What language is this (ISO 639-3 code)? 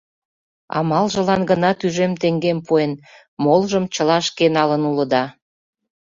chm